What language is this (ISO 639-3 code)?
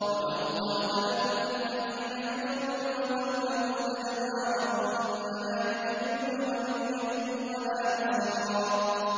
ara